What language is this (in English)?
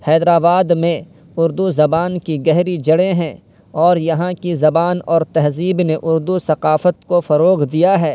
Urdu